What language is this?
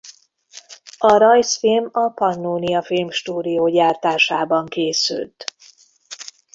Hungarian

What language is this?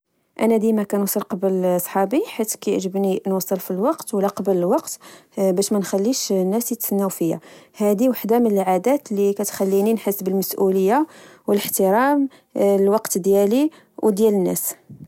Moroccan Arabic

